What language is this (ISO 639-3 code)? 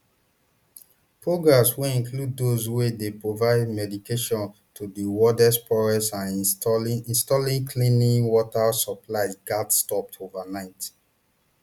pcm